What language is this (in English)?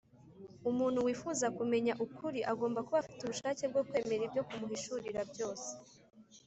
Kinyarwanda